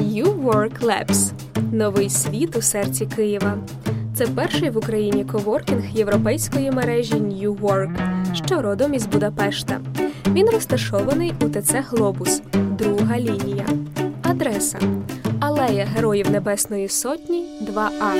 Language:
Ukrainian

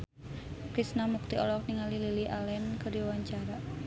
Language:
Sundanese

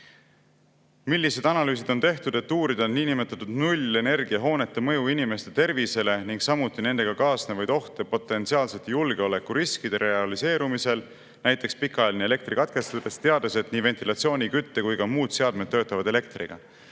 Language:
Estonian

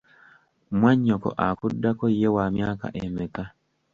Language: Ganda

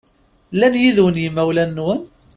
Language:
Kabyle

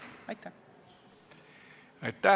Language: Estonian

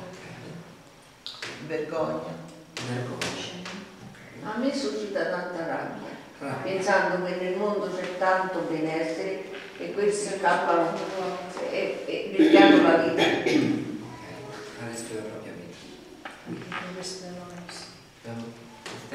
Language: Italian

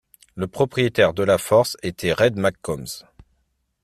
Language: French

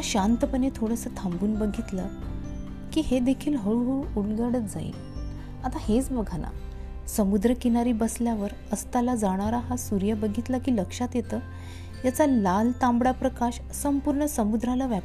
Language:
Marathi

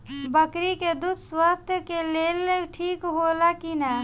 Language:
Bhojpuri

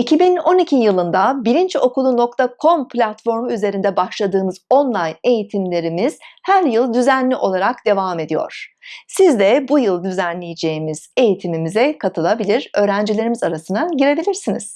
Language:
Turkish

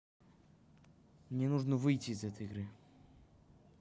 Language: Russian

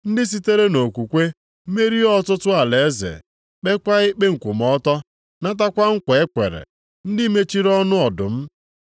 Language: Igbo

